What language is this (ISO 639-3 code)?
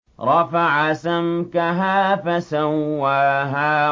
ara